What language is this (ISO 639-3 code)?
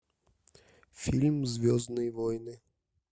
rus